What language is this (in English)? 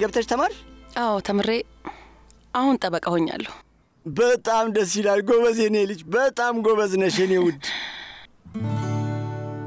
Arabic